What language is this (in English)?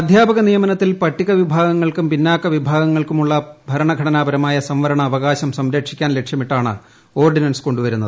Malayalam